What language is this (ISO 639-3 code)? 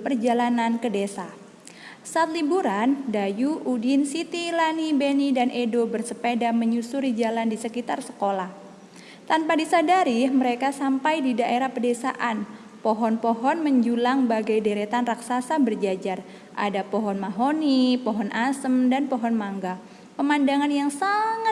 ind